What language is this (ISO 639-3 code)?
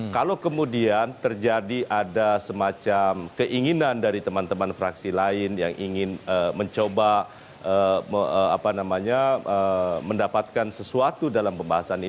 ind